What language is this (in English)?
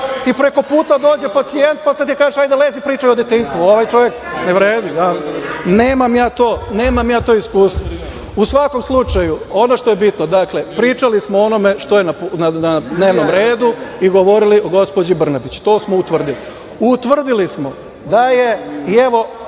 Serbian